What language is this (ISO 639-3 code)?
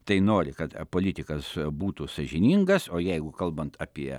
lit